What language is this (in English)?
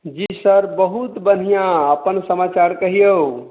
Maithili